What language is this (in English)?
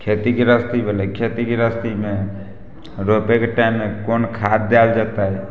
Maithili